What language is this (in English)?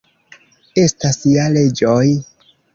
Esperanto